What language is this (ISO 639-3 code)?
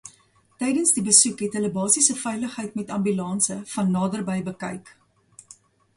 afr